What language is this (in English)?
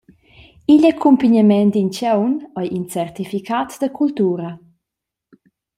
Romansh